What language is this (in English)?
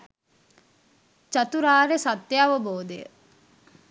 Sinhala